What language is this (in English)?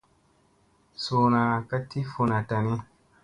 Musey